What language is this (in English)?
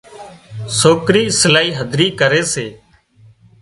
Wadiyara Koli